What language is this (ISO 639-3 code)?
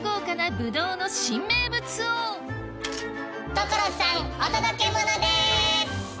jpn